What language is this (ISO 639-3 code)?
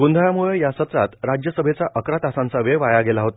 mar